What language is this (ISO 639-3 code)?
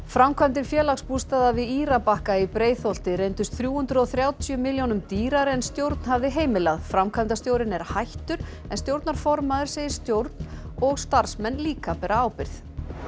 isl